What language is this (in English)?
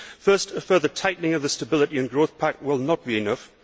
English